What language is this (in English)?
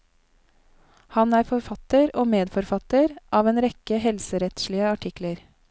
Norwegian